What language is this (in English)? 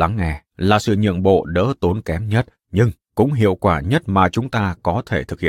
Vietnamese